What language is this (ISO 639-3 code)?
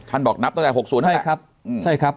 tha